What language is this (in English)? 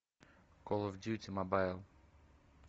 Russian